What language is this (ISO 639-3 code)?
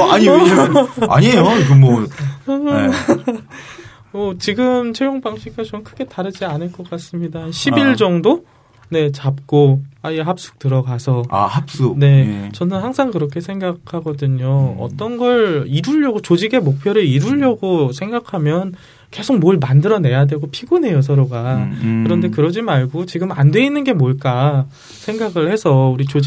kor